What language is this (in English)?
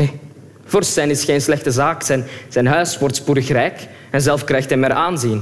Dutch